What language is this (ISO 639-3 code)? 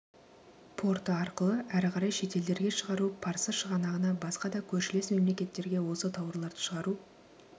kaz